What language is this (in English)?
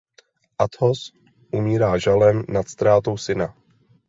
Czech